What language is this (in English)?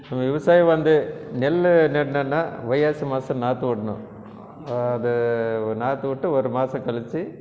Tamil